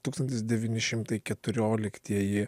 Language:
Lithuanian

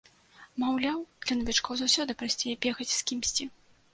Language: Belarusian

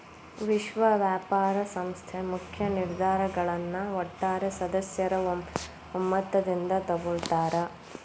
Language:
Kannada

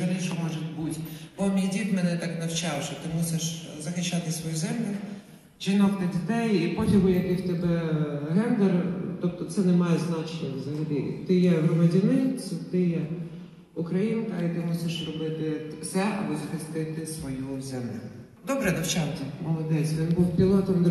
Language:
Ukrainian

